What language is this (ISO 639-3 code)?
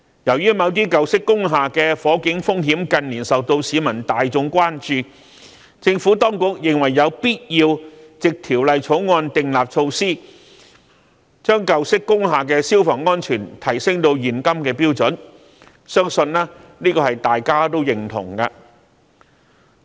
yue